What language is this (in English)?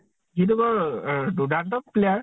Assamese